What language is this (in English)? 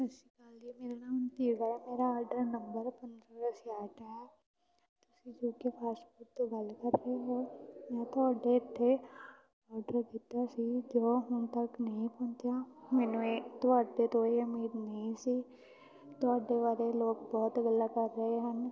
Punjabi